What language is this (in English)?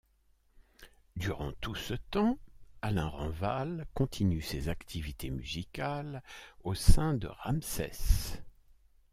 French